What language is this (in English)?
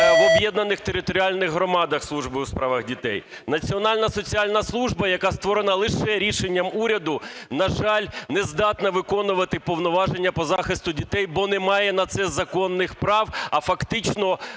Ukrainian